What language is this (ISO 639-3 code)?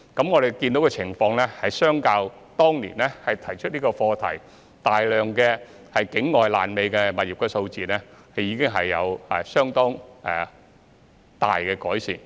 yue